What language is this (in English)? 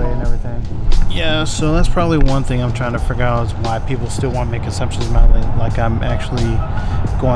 English